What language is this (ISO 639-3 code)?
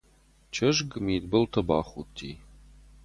oss